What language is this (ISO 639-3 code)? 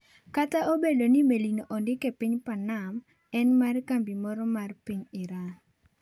luo